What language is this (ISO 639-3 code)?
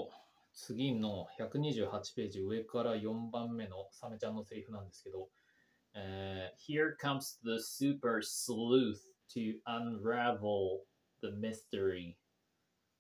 jpn